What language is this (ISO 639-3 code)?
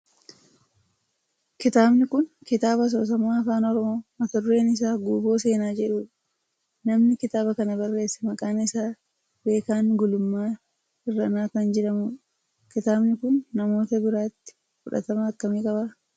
orm